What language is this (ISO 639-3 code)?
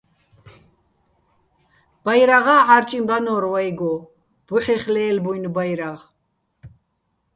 bbl